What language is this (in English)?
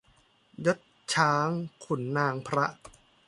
Thai